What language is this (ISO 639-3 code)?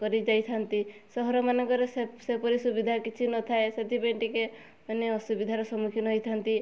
ori